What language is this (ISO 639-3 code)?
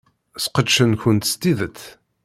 kab